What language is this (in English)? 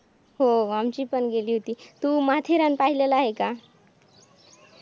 Marathi